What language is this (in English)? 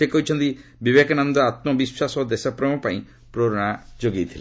Odia